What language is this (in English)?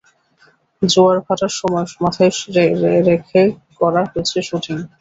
Bangla